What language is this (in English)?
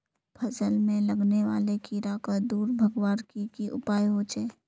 Magahi